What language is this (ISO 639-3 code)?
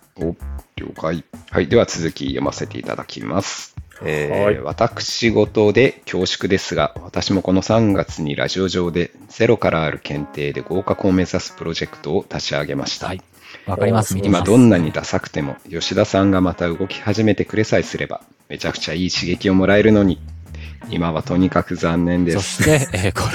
jpn